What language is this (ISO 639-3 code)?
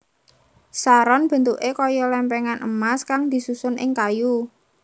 jav